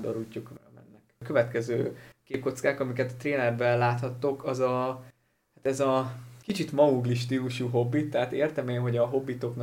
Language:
Hungarian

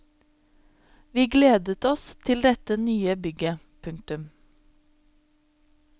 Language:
Norwegian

